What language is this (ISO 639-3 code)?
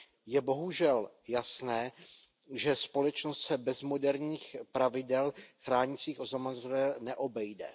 ces